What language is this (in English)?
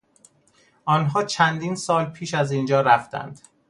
Persian